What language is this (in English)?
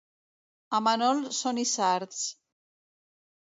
Catalan